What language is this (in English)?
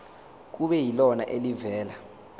Zulu